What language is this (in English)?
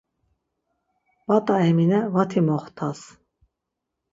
Laz